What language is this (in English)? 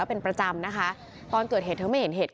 Thai